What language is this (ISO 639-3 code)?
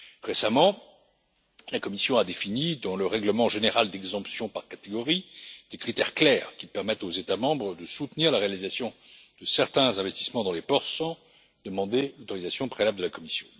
fra